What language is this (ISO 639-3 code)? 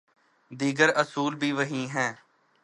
urd